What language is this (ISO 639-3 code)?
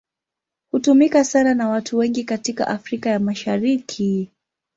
swa